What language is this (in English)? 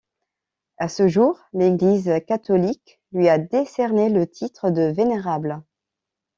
French